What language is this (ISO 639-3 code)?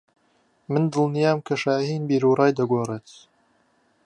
ckb